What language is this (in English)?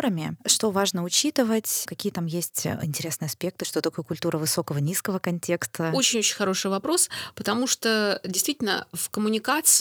Russian